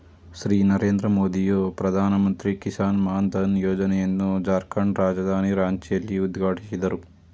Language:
Kannada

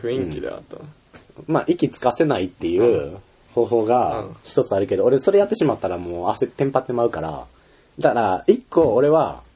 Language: Japanese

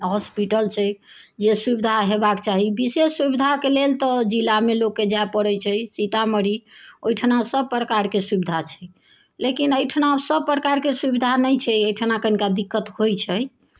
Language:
Maithili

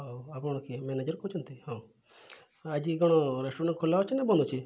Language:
Odia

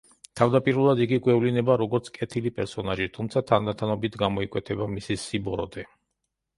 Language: Georgian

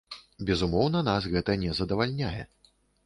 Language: Belarusian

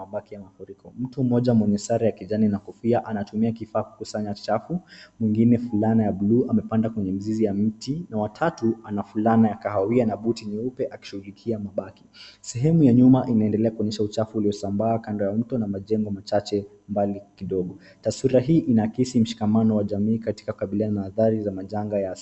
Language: Swahili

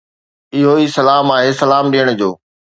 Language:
Sindhi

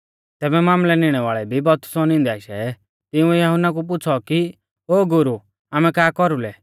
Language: Mahasu Pahari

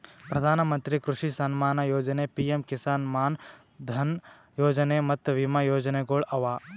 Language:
Kannada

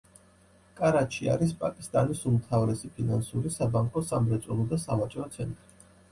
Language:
Georgian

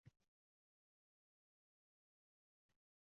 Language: Uzbek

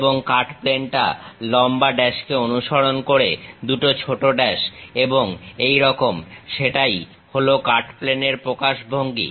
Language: Bangla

